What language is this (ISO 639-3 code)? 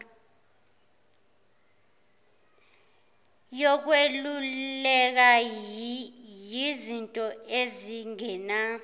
zul